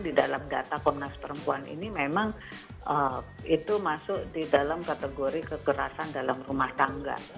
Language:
Indonesian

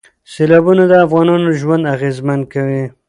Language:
Pashto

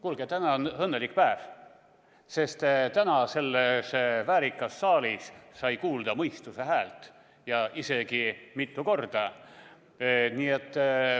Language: Estonian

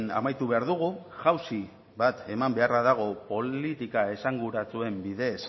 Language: Basque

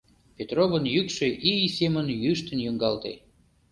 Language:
Mari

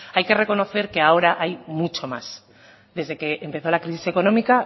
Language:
Spanish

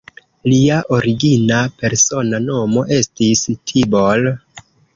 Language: Esperanto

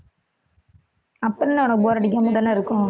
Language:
Tamil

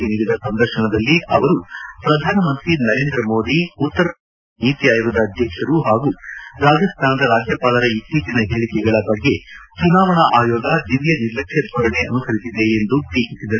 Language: Kannada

